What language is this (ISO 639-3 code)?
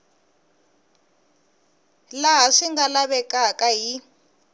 tso